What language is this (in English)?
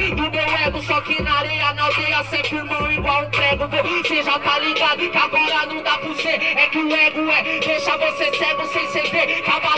Portuguese